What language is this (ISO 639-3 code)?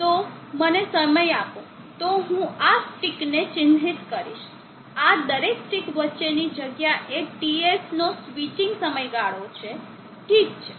guj